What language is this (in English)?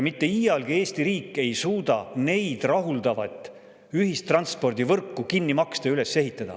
Estonian